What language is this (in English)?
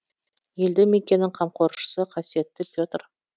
Kazakh